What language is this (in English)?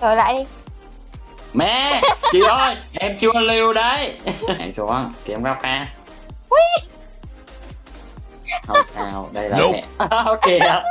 Vietnamese